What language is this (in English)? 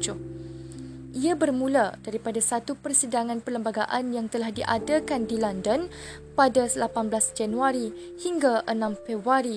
Malay